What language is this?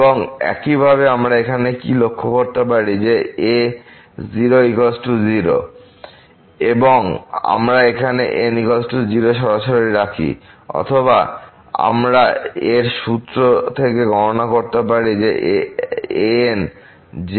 Bangla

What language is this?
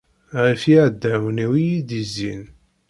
Kabyle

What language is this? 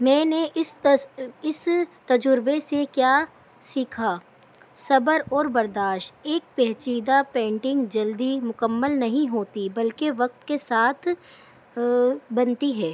Urdu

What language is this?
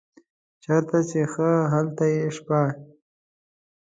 Pashto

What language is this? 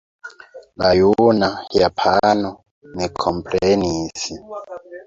Esperanto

